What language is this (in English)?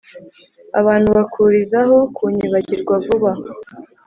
Kinyarwanda